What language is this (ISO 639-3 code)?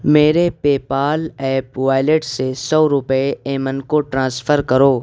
urd